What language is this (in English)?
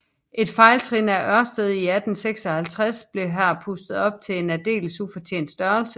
Danish